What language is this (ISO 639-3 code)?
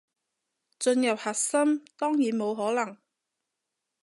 yue